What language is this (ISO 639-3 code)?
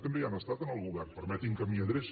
cat